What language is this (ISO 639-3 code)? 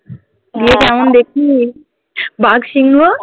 ben